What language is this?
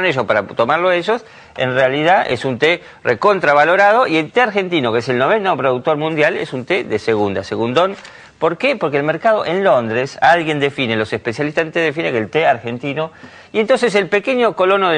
Spanish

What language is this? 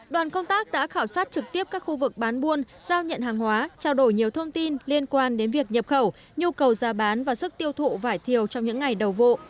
Vietnamese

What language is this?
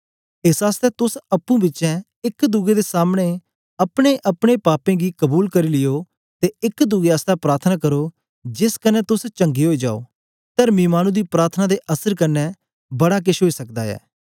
Dogri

